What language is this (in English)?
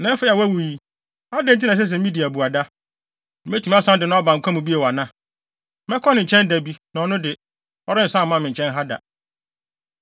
Akan